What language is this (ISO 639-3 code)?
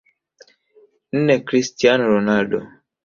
swa